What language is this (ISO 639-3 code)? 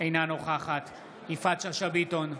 heb